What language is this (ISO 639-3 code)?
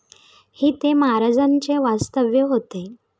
mar